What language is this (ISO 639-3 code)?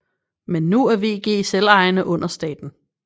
dan